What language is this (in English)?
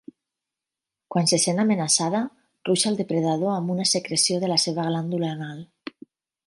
Catalan